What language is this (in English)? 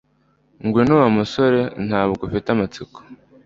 Kinyarwanda